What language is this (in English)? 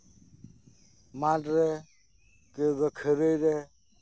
Santali